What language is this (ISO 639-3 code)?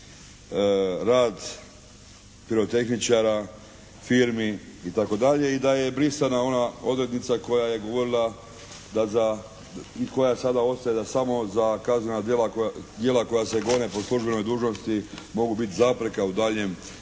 hrv